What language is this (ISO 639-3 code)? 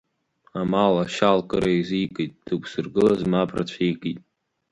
abk